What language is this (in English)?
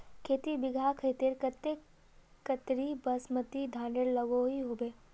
Magahi